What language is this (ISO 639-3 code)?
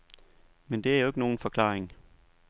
dan